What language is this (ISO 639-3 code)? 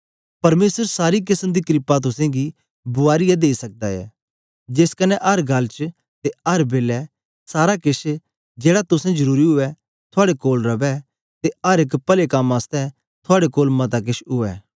doi